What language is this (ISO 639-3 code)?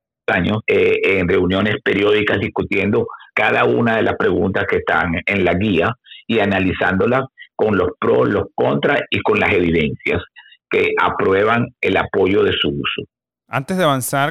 spa